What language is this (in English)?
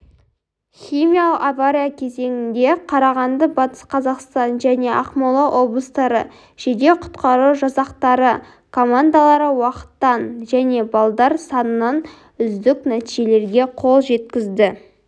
Kazakh